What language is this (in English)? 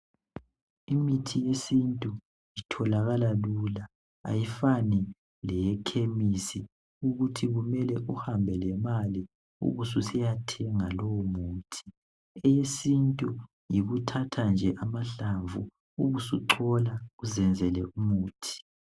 North Ndebele